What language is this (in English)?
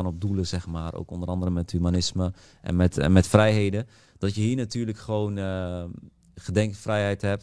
Dutch